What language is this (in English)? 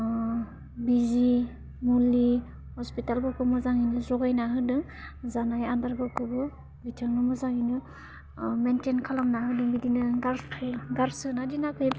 Bodo